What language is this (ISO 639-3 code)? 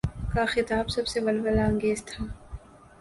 urd